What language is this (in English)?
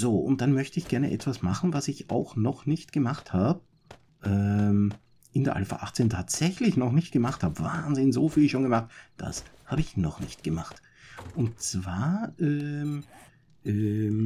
German